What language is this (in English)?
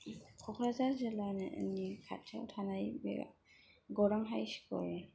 Bodo